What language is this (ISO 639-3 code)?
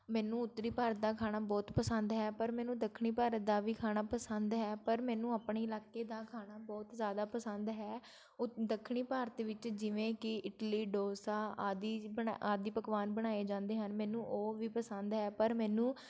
pan